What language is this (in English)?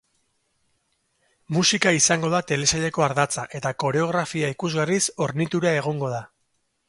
Basque